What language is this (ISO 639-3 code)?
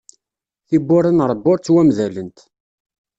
kab